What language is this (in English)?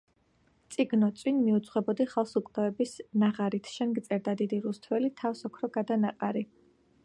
Georgian